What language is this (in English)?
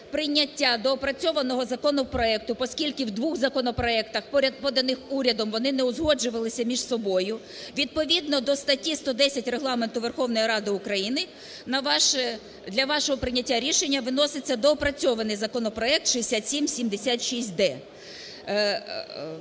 Ukrainian